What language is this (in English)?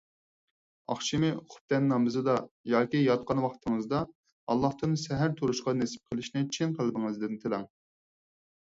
Uyghur